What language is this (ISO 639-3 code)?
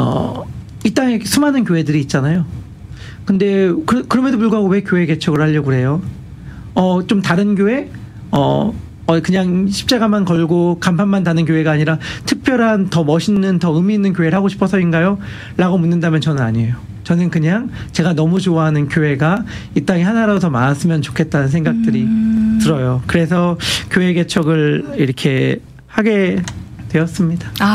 kor